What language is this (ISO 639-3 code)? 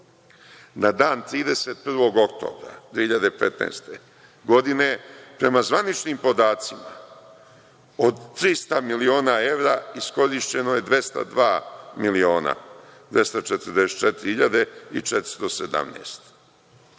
srp